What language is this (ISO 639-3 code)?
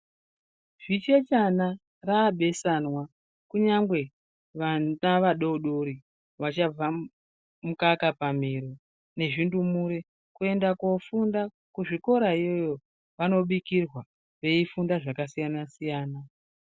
ndc